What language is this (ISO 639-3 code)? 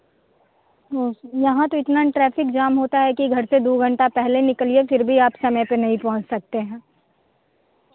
hin